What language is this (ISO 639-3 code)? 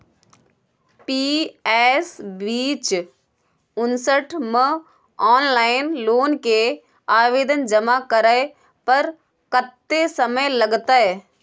mai